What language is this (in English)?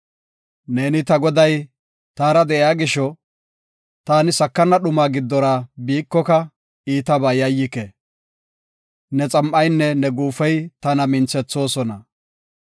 Gofa